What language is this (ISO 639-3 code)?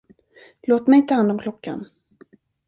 swe